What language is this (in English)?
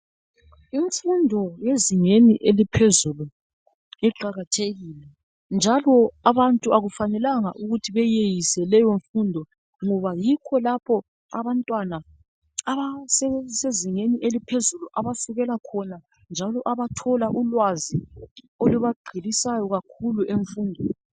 North Ndebele